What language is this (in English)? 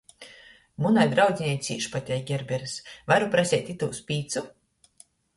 Latgalian